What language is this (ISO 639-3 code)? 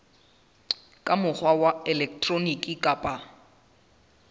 sot